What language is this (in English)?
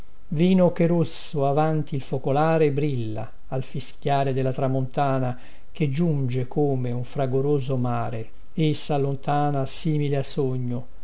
Italian